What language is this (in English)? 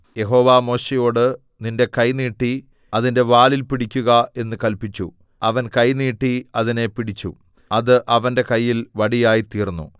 Malayalam